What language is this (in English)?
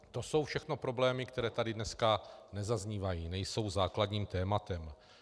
Czech